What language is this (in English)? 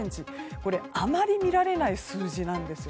Japanese